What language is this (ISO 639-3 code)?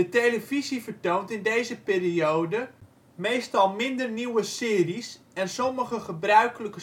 nld